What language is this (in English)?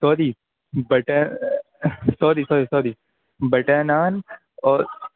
Urdu